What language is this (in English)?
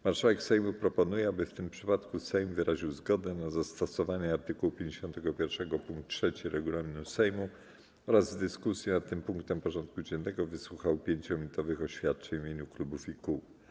Polish